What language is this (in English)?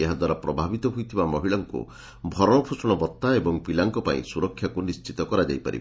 Odia